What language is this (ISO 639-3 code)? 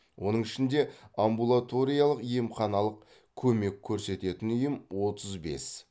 kaz